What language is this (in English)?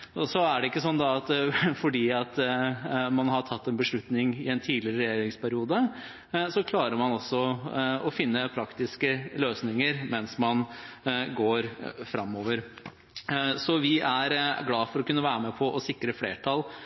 Norwegian Bokmål